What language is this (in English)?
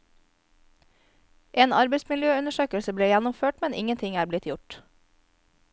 Norwegian